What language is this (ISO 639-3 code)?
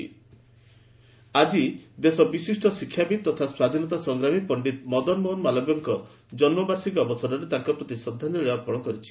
ori